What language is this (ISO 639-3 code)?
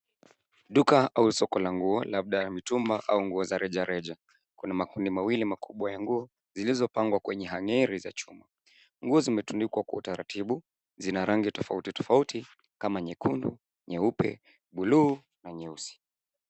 swa